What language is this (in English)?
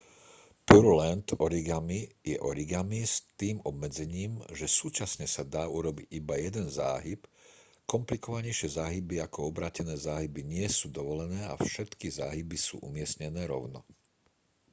Slovak